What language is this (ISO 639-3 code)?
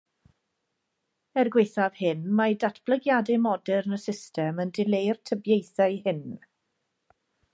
cym